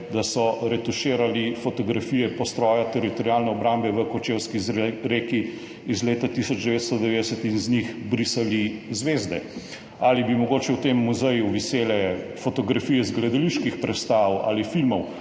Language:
Slovenian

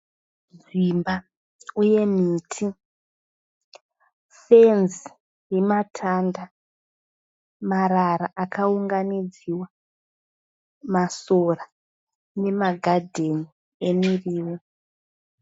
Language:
Shona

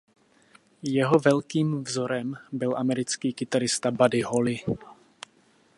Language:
Czech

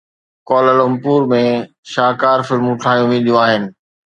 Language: Sindhi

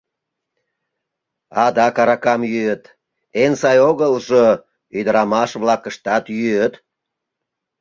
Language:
Mari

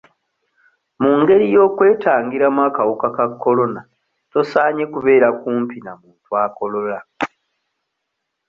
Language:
Ganda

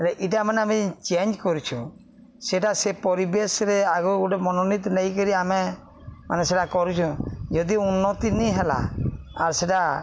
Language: Odia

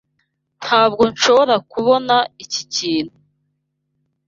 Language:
Kinyarwanda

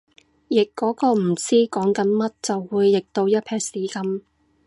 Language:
Cantonese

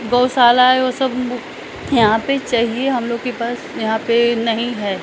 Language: Hindi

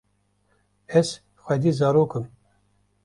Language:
Kurdish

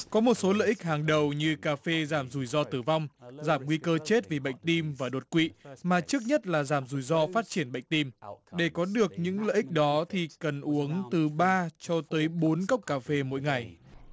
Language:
Vietnamese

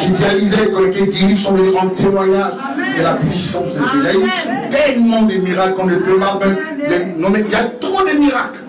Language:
French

